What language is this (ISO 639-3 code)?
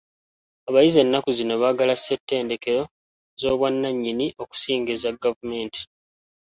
lug